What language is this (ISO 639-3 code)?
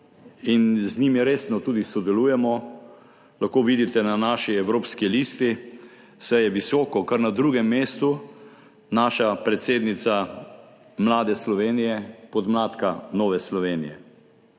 slv